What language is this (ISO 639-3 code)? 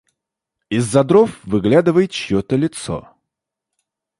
rus